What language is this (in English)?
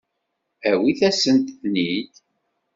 Kabyle